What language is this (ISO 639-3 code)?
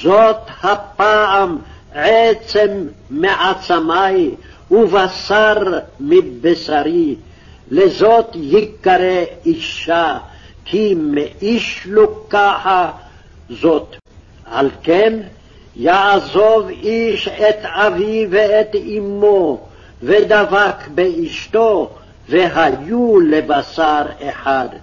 heb